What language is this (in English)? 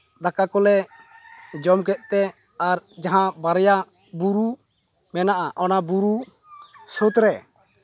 Santali